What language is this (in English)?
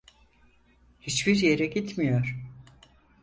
Turkish